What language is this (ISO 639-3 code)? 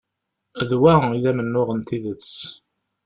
kab